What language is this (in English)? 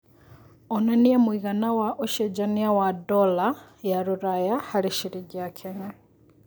Kikuyu